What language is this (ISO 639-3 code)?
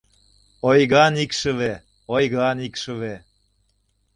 chm